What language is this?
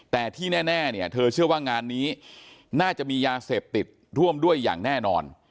Thai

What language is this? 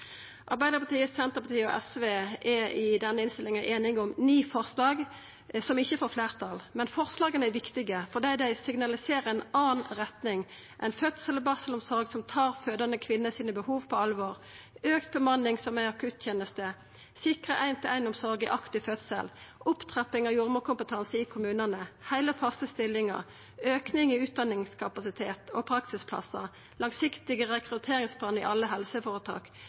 Norwegian Nynorsk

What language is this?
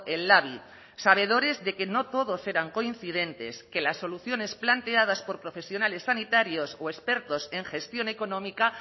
Spanish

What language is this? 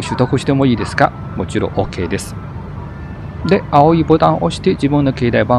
Japanese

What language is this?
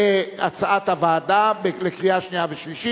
Hebrew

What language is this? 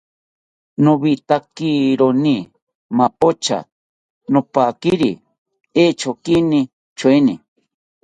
South Ucayali Ashéninka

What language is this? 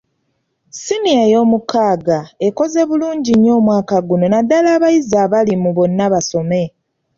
Ganda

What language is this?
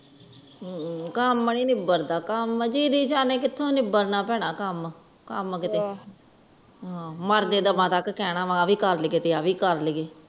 Punjabi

